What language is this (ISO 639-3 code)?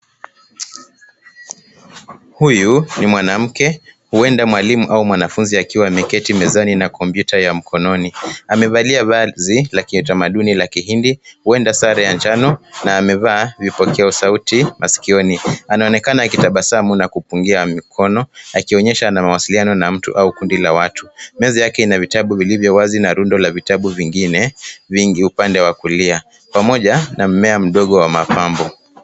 swa